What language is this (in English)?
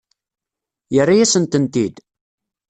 Kabyle